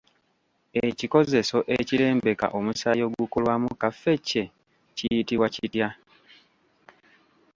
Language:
Ganda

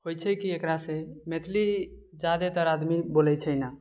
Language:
Maithili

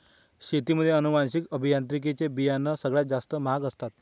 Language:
Marathi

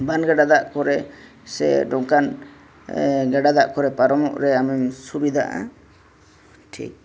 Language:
Santali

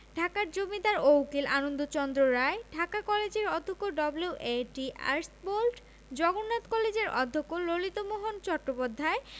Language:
Bangla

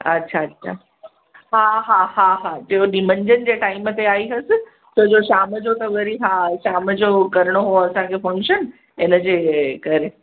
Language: Sindhi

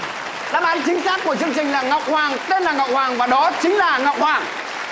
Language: Vietnamese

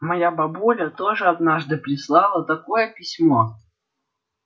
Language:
Russian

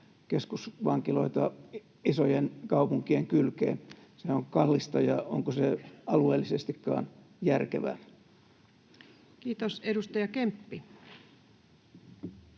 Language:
Finnish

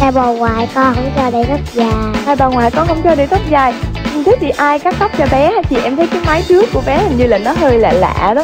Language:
Vietnamese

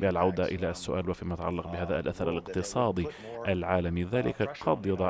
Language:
Arabic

